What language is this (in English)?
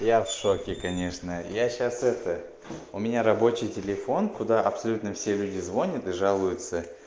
Russian